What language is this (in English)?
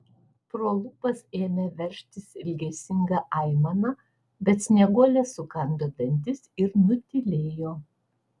Lithuanian